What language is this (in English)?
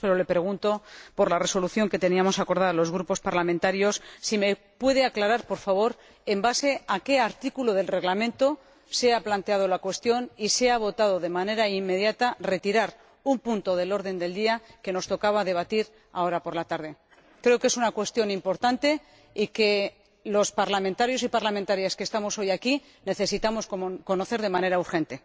Spanish